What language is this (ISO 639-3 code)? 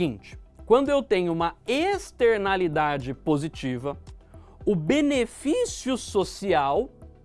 por